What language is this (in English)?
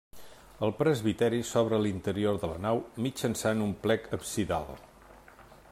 Catalan